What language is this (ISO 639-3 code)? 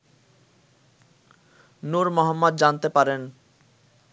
ben